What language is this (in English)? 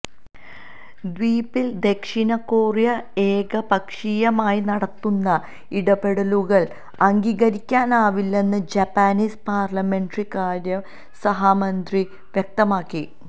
Malayalam